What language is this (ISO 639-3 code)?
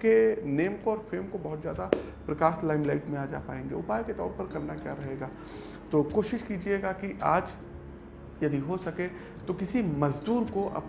hin